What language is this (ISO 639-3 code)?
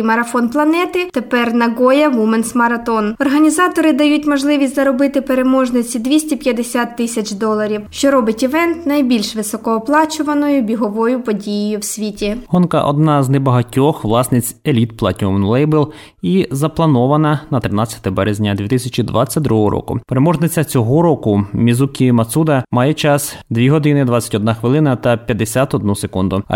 ukr